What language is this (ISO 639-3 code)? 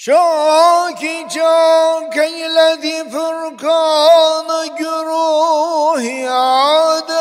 tur